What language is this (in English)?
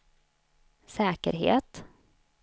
Swedish